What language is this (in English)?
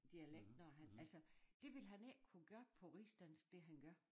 Danish